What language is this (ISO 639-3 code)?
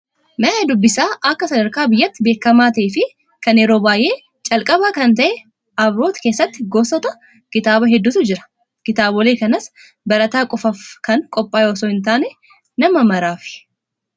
orm